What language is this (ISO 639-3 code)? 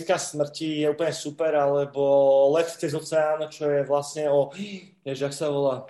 ces